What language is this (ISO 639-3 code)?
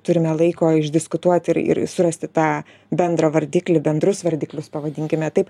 lit